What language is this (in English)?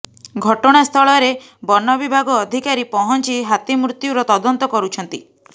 Odia